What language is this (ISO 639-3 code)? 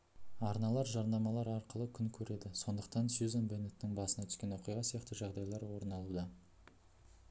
kaz